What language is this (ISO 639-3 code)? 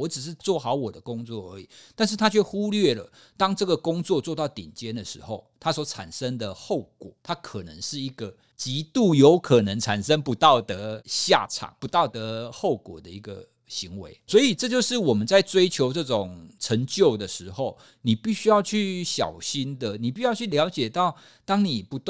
zho